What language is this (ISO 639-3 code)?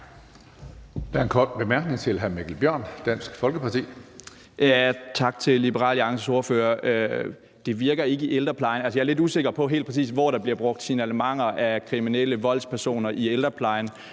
dan